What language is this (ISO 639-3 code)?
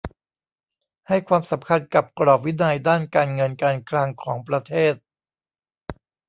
tha